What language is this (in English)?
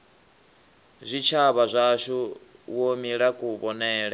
Venda